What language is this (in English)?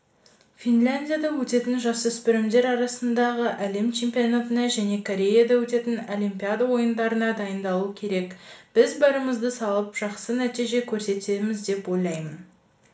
Kazakh